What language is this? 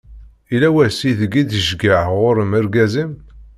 Kabyle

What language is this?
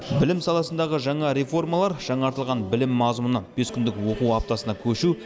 Kazakh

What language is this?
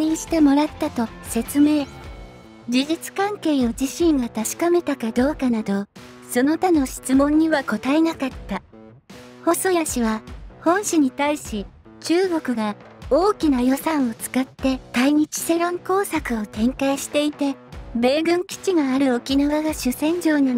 Japanese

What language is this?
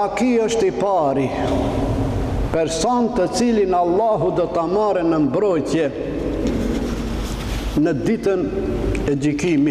Romanian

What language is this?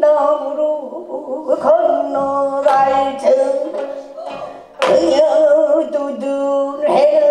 Korean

